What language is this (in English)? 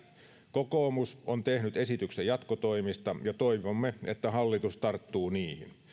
Finnish